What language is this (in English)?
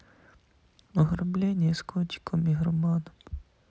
Russian